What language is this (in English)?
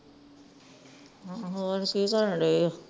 Punjabi